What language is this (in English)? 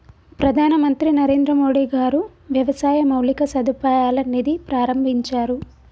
Telugu